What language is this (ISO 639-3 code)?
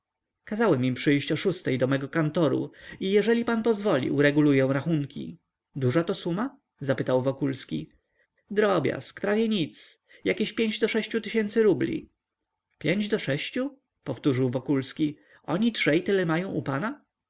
pol